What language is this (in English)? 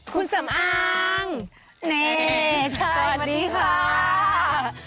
Thai